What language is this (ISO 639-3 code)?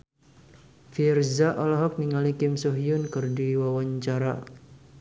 sun